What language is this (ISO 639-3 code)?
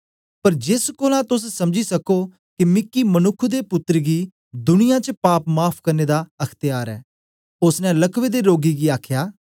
doi